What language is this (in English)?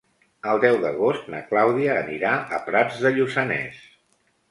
Catalan